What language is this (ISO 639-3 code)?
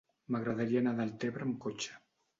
cat